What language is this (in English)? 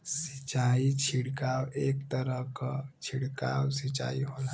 Bhojpuri